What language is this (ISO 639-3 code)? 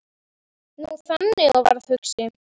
isl